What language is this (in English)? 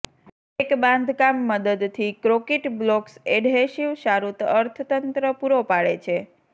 Gujarati